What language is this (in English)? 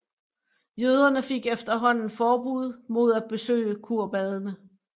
Danish